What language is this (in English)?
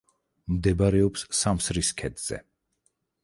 Georgian